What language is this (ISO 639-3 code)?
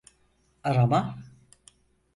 tur